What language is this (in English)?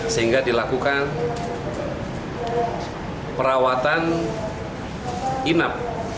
Indonesian